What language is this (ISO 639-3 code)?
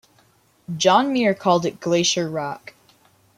eng